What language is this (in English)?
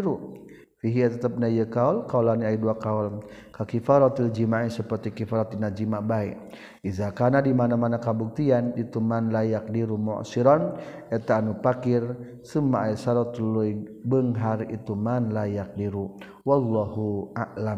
Malay